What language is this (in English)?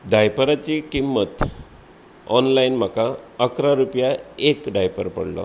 Konkani